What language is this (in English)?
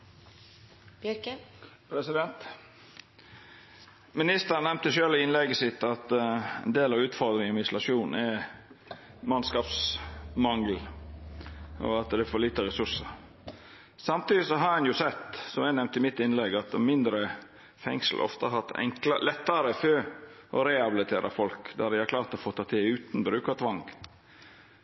Norwegian Nynorsk